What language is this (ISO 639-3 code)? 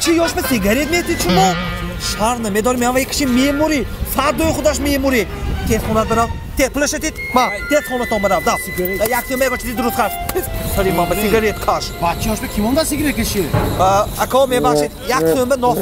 fra